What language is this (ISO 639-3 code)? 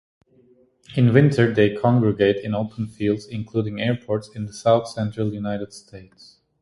eng